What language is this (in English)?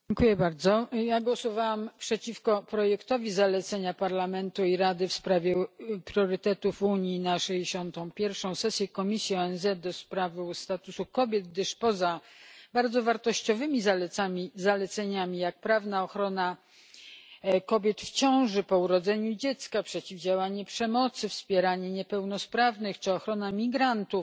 Polish